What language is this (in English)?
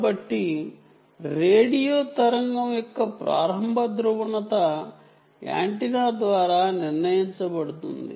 Telugu